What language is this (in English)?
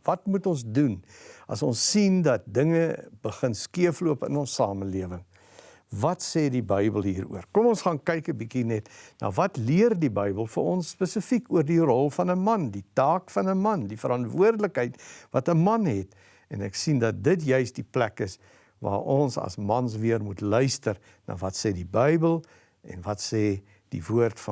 Dutch